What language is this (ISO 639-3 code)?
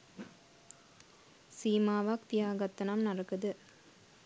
sin